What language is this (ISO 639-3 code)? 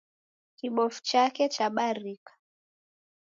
dav